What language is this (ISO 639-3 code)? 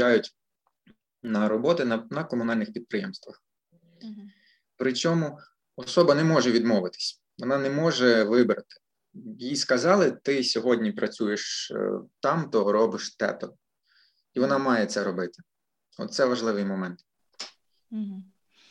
ukr